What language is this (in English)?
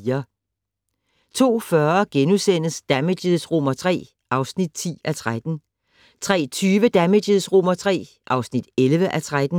Danish